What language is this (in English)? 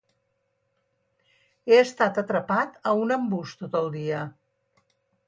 Catalan